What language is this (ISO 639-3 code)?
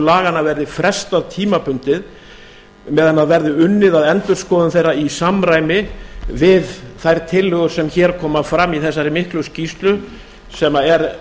isl